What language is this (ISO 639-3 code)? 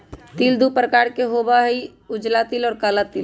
mag